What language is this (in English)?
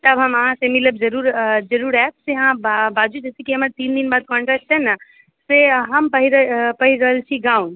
Maithili